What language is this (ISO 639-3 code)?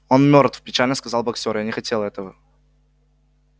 rus